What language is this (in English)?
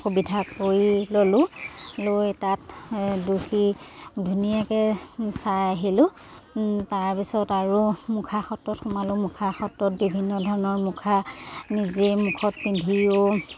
Assamese